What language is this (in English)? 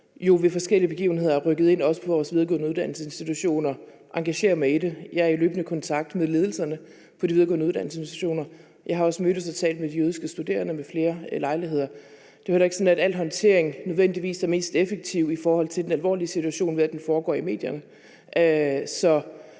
Danish